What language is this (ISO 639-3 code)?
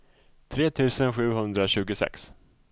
swe